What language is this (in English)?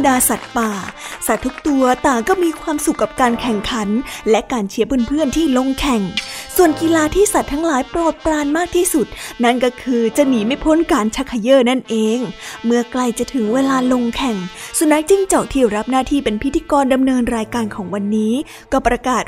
Thai